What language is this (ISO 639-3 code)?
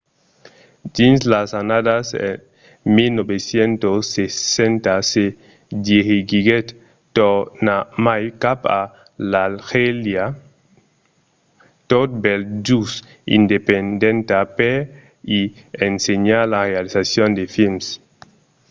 oci